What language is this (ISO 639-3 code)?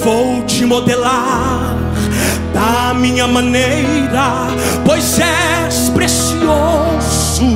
por